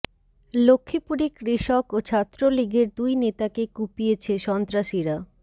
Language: Bangla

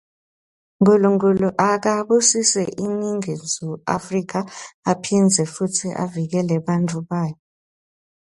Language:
Swati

